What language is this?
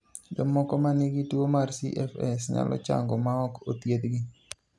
Luo (Kenya and Tanzania)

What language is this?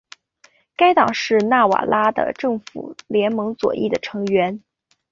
Chinese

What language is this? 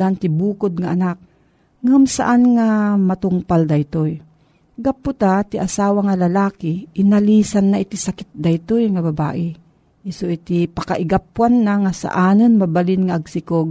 Filipino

